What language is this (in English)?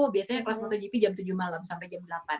Indonesian